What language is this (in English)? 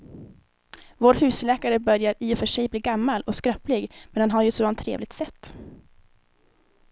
Swedish